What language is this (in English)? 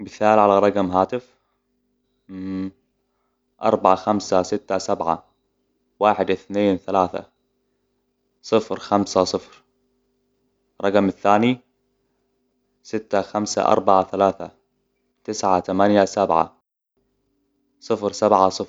Hijazi Arabic